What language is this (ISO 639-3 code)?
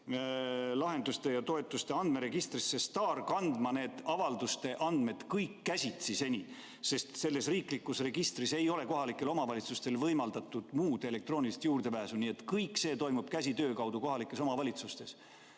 est